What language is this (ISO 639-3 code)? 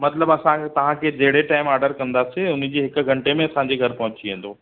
snd